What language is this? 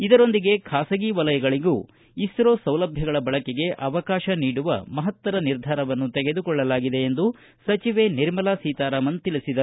Kannada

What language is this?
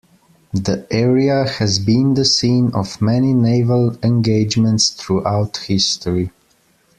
English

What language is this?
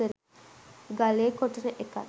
Sinhala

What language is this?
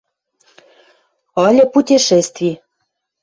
Western Mari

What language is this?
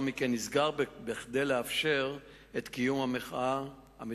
Hebrew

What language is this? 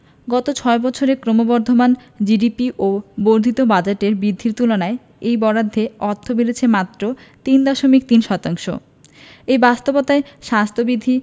Bangla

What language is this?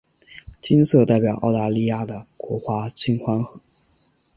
Chinese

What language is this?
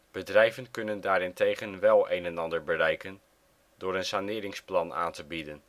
Dutch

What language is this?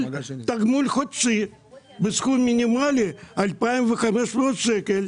Hebrew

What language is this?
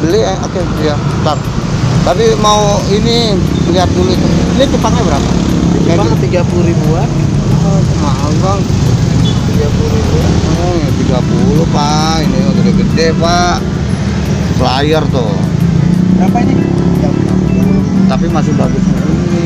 Indonesian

